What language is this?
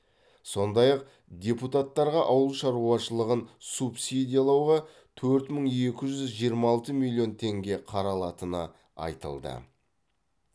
Kazakh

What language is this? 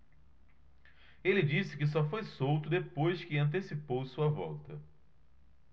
Portuguese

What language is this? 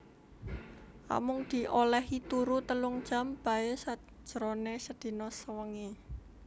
Javanese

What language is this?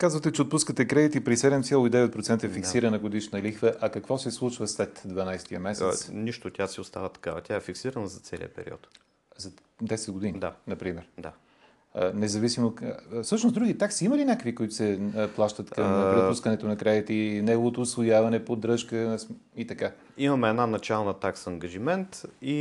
Bulgarian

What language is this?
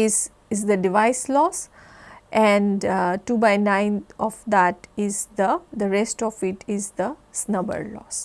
English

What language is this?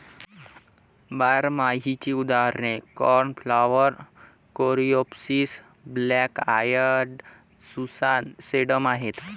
Marathi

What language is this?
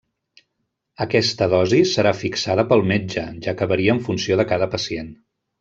Catalan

